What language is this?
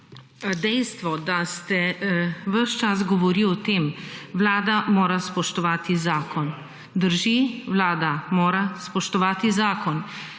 Slovenian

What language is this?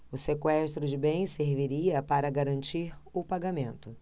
Portuguese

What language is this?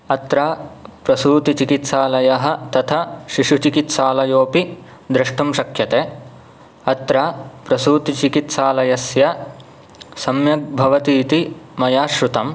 Sanskrit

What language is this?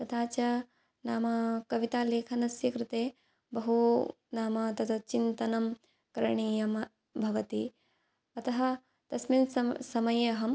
Sanskrit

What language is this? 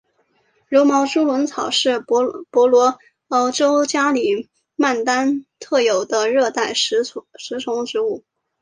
Chinese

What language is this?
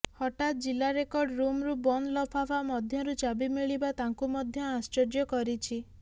Odia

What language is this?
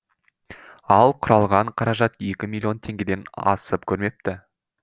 Kazakh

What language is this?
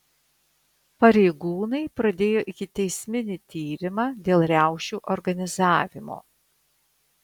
Lithuanian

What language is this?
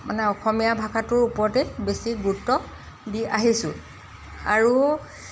Assamese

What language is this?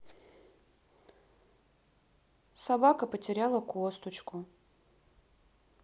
Russian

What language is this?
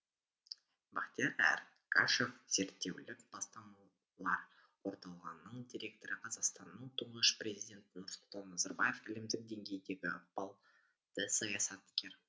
Kazakh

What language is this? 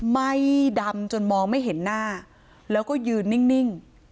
Thai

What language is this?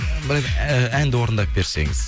Kazakh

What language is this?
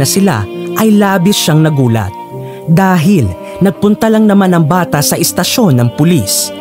Filipino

